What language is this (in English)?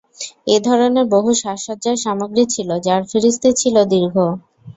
Bangla